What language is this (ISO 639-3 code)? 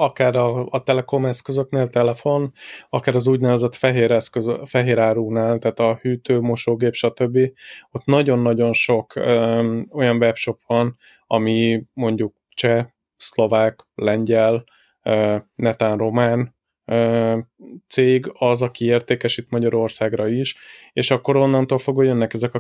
hun